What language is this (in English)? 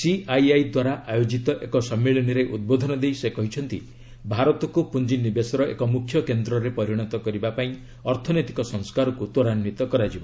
Odia